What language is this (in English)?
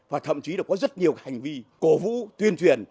Vietnamese